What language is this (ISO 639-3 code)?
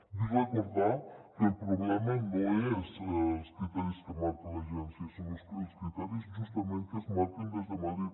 cat